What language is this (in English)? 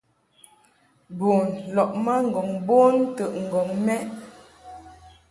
Mungaka